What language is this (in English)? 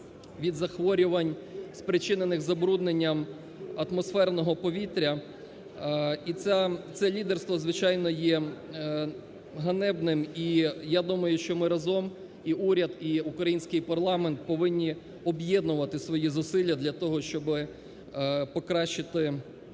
Ukrainian